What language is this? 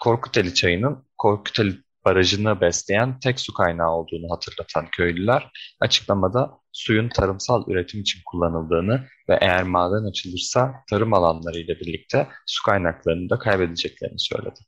Turkish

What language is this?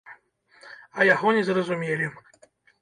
Belarusian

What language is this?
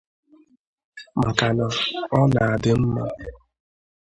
Igbo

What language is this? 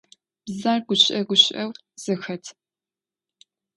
Adyghe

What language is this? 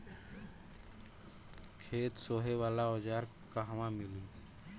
Bhojpuri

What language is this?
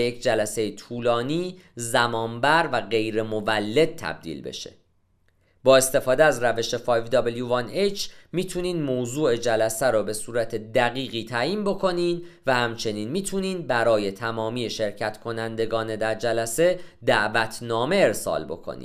Persian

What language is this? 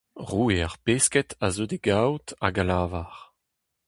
Breton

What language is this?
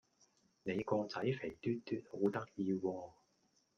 Cantonese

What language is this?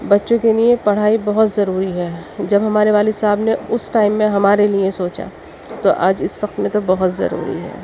Urdu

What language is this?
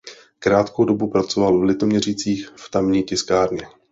Czech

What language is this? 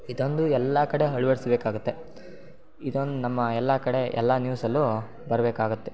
Kannada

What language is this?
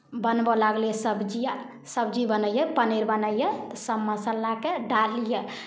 Maithili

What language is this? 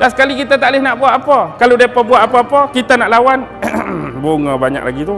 Malay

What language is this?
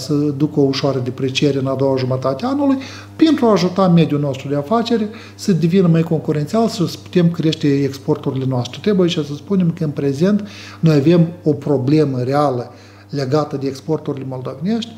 Romanian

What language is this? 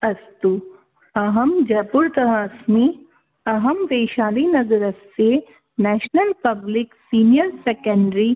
Sanskrit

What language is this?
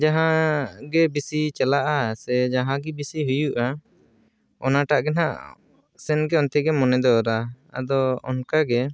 Santali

